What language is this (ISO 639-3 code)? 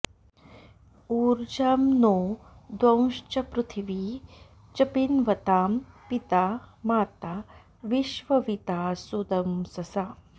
san